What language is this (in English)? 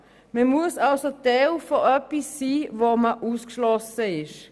Swiss German